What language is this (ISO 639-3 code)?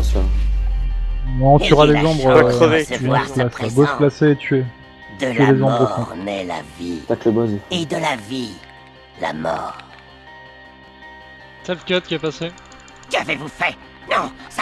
fra